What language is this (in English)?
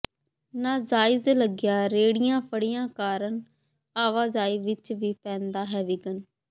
Punjabi